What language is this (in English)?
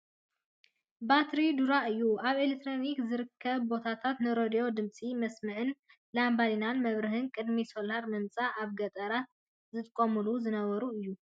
Tigrinya